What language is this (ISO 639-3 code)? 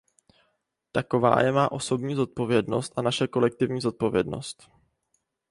ces